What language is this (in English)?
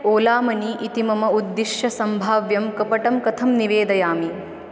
Sanskrit